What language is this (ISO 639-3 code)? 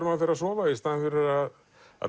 isl